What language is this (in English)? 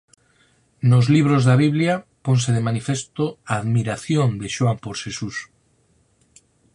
Galician